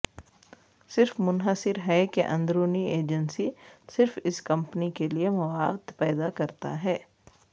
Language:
Urdu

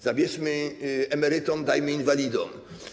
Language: Polish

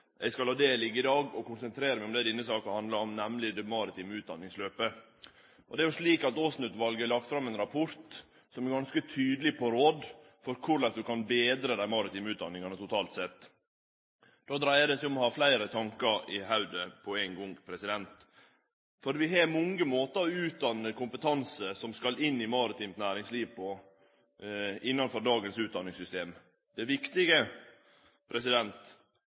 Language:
Norwegian Nynorsk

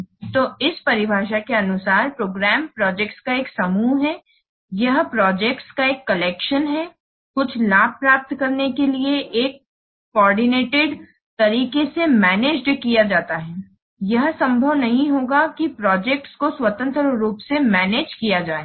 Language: Hindi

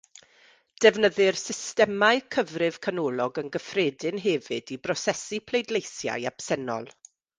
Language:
Welsh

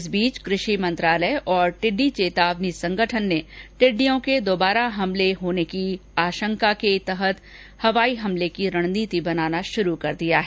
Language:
Hindi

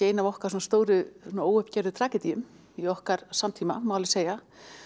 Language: Icelandic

